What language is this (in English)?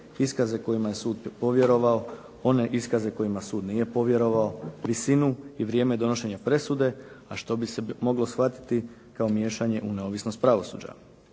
Croatian